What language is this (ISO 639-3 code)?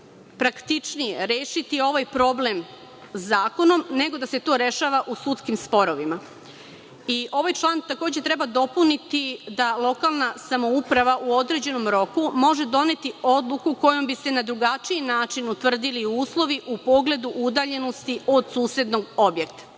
srp